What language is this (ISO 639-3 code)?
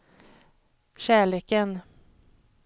swe